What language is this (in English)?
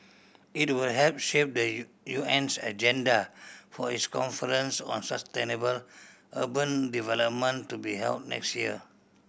English